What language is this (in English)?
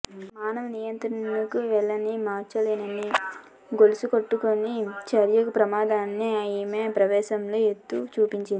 Telugu